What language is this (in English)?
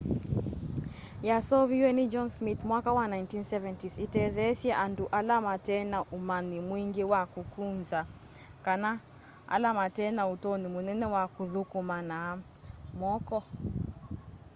Kamba